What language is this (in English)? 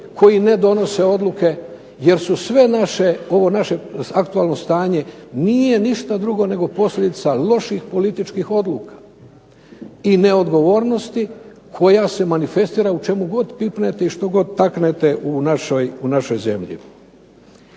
Croatian